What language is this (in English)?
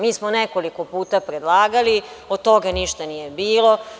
Serbian